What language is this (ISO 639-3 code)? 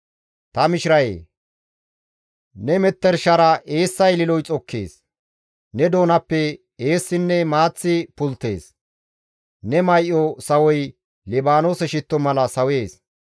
gmv